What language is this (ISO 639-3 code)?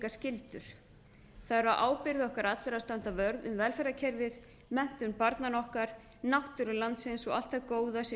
isl